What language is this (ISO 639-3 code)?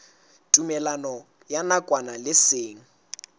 sot